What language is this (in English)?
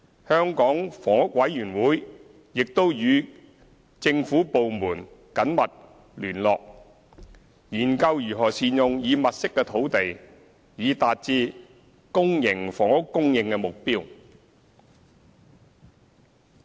Cantonese